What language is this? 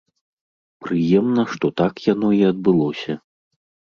Belarusian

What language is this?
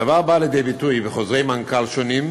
Hebrew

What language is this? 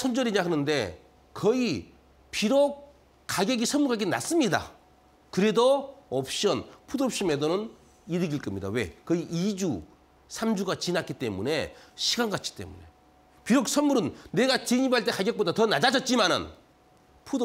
Korean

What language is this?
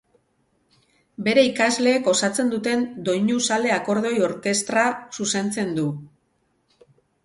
Basque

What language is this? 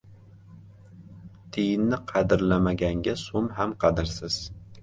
Uzbek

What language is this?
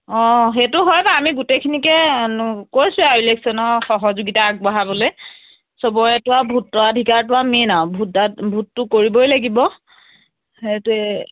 Assamese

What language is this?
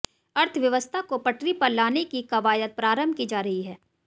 Hindi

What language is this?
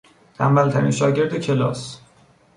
Persian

